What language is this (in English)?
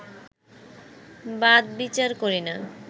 Bangla